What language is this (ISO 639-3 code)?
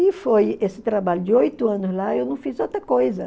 por